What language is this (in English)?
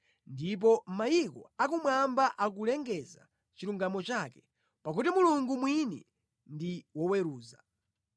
Nyanja